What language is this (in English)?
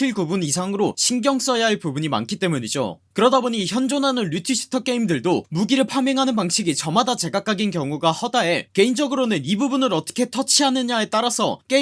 Korean